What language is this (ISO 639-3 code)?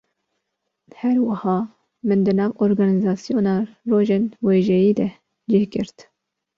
kur